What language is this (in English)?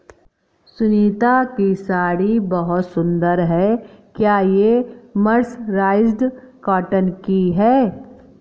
Hindi